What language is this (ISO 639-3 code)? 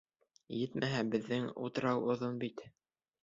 bak